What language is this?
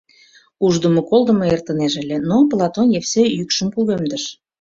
Mari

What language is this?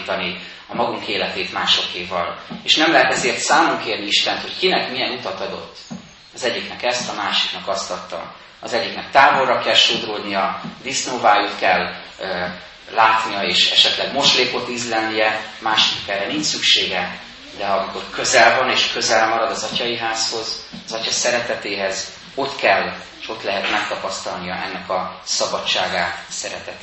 Hungarian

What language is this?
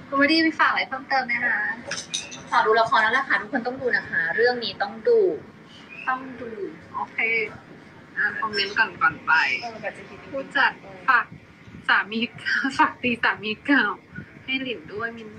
Thai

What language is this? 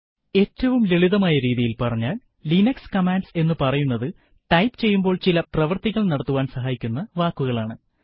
Malayalam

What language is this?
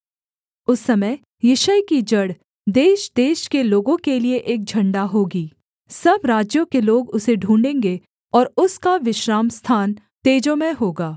Hindi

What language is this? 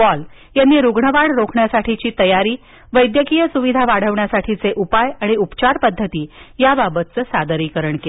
Marathi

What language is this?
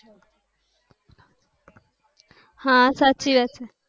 Gujarati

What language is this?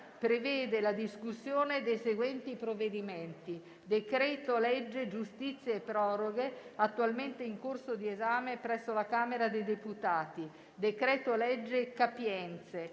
Italian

